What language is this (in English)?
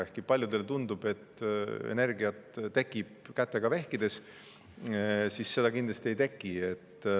Estonian